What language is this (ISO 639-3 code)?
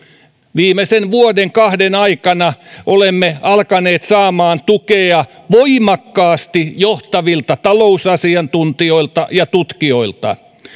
fin